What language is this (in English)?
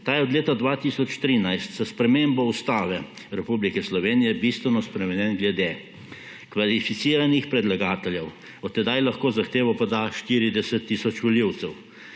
Slovenian